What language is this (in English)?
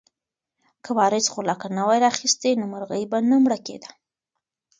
Pashto